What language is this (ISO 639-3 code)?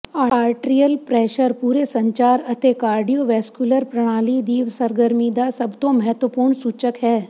pan